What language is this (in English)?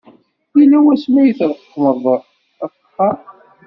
Kabyle